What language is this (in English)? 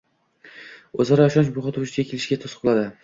Uzbek